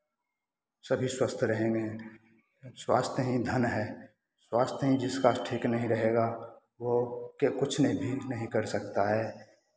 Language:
Hindi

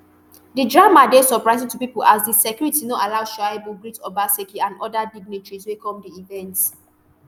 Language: Nigerian Pidgin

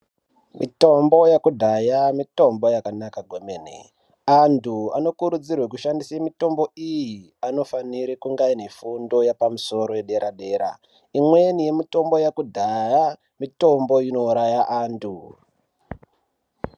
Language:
Ndau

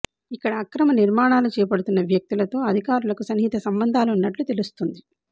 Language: Telugu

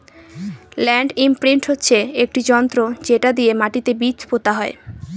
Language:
Bangla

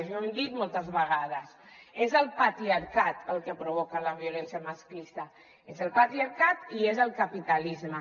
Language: Catalan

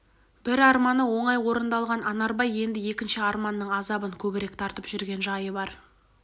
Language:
Kazakh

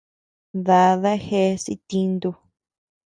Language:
Tepeuxila Cuicatec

